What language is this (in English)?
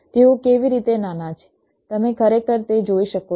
Gujarati